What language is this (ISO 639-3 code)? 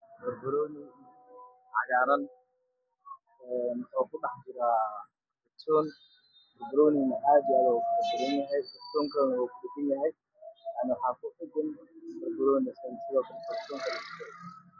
som